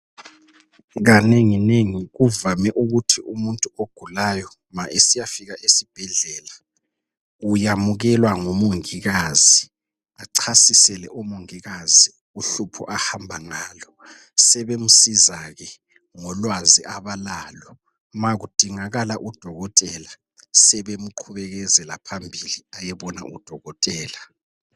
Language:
North Ndebele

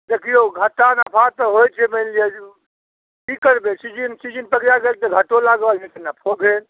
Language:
Maithili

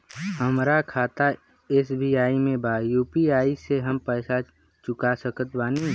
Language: Bhojpuri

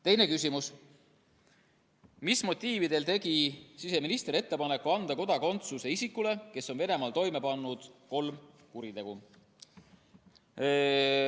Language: Estonian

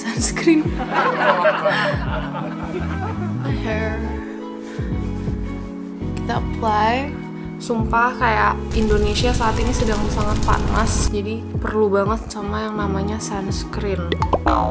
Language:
Indonesian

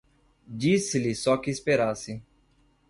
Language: Portuguese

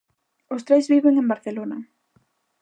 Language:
Galician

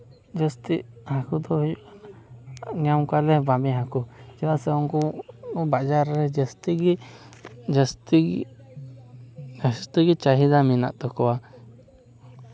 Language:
Santali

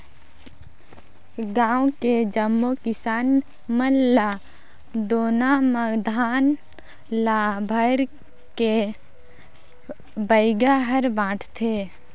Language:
Chhattisgarhi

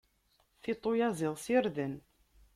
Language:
Kabyle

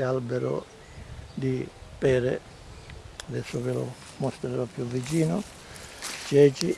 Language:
Italian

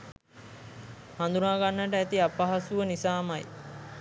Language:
Sinhala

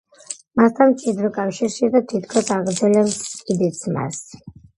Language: Georgian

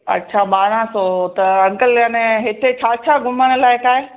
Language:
Sindhi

